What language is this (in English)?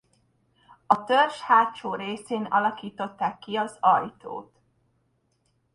Hungarian